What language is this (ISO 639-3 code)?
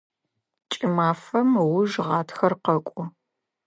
ady